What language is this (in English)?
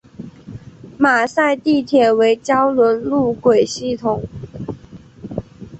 Chinese